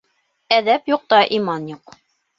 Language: Bashkir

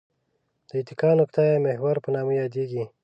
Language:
Pashto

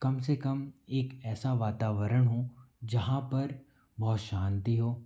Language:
Hindi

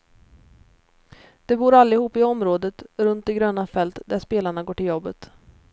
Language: Swedish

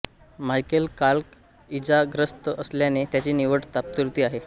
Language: Marathi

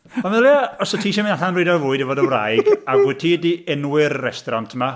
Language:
Welsh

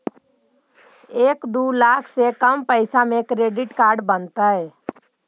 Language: Magahi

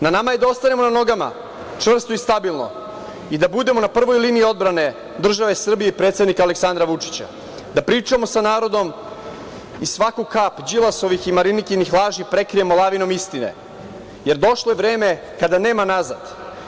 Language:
Serbian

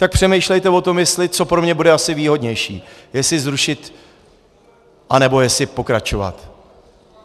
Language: Czech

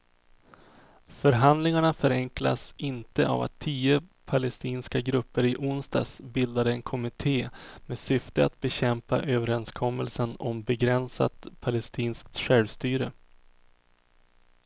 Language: Swedish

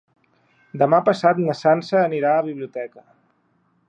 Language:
Catalan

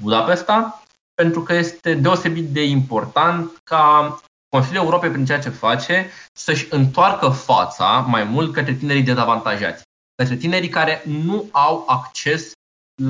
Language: Romanian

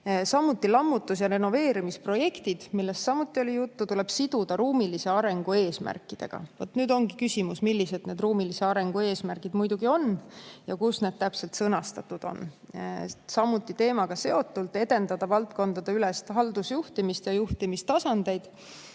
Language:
Estonian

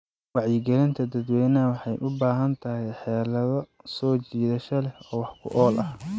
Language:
Somali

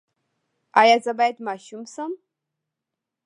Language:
Pashto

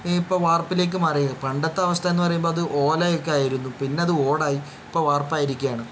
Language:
Malayalam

